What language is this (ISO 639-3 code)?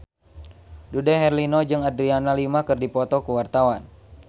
sun